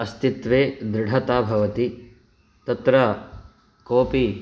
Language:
Sanskrit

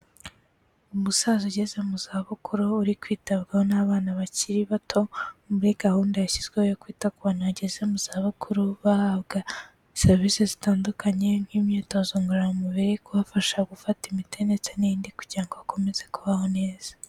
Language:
Kinyarwanda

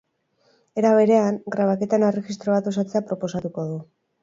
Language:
Basque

